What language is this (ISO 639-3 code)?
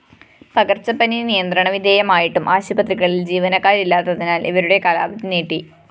mal